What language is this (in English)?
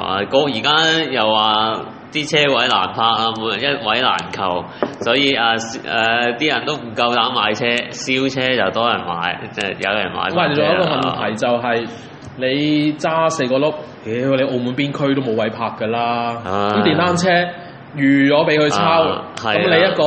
Chinese